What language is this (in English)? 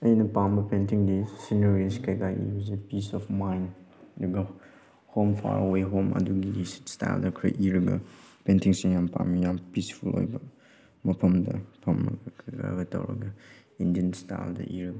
Manipuri